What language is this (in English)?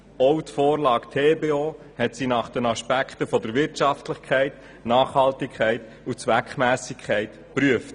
Swiss German